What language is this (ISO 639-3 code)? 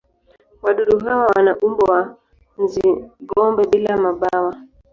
swa